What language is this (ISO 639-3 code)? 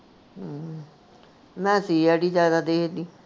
pan